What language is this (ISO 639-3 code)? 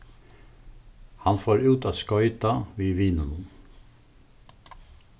fao